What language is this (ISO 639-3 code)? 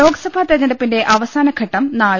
mal